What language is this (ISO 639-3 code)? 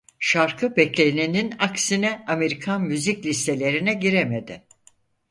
tur